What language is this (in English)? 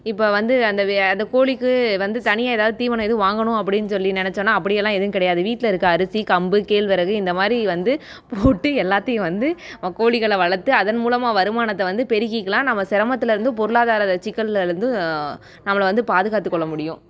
Tamil